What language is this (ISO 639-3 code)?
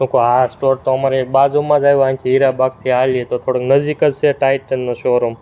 guj